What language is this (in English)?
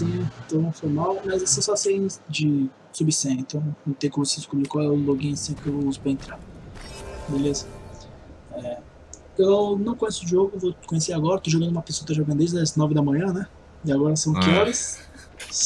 Portuguese